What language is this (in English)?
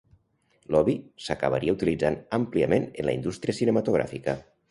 Catalan